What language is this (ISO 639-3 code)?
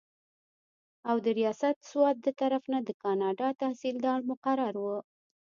pus